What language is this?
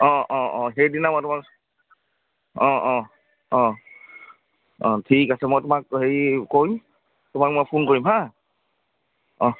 Assamese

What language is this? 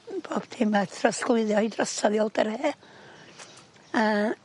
Welsh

